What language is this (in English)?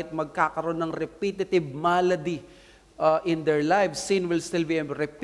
Filipino